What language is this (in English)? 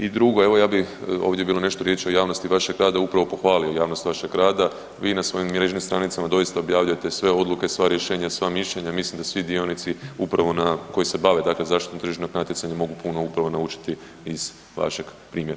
Croatian